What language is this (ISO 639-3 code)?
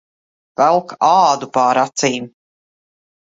lav